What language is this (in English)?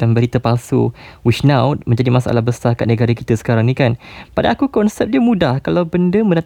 Malay